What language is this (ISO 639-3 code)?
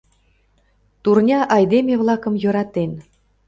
chm